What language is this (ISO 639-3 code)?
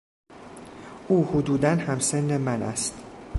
fas